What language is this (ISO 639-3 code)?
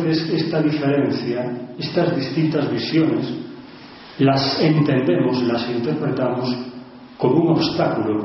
spa